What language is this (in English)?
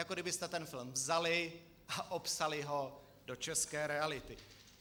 Czech